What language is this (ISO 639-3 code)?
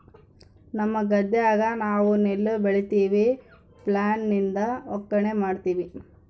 kan